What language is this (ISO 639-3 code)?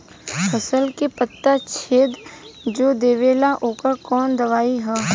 bho